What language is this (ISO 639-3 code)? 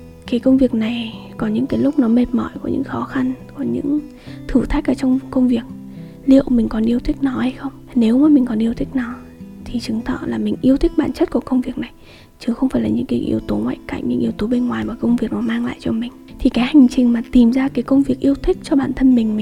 vie